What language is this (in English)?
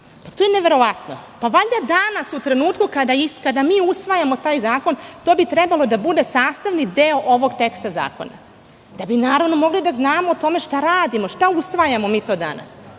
Serbian